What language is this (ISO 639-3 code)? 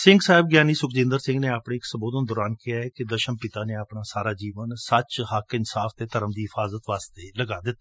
pan